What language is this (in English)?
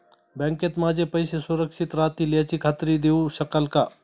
Marathi